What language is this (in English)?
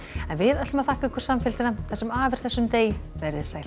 Icelandic